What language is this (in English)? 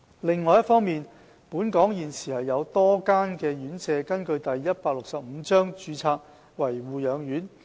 Cantonese